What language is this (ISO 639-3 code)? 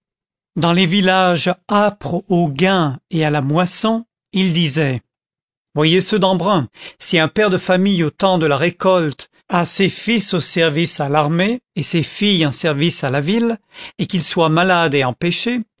fra